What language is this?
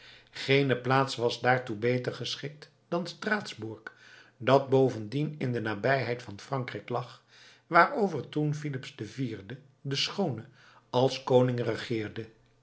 Dutch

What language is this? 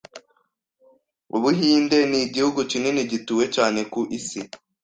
Kinyarwanda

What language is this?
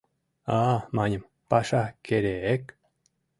Mari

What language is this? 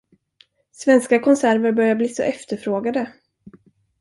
Swedish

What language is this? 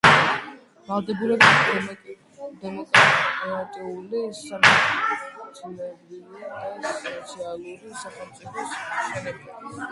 Georgian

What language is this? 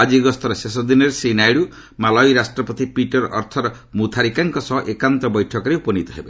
Odia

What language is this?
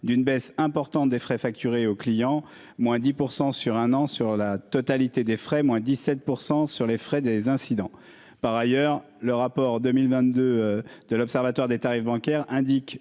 French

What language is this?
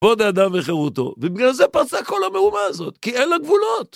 Hebrew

